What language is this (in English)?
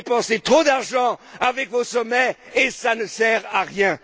French